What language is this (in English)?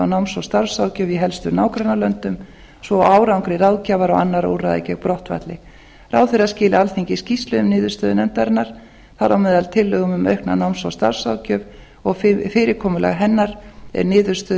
Icelandic